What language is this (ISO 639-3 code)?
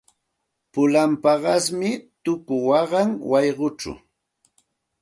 qxt